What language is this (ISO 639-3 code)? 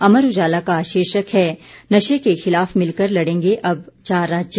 hin